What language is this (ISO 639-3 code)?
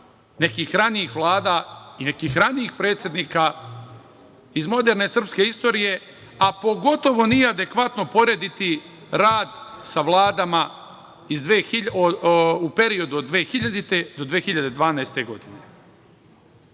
srp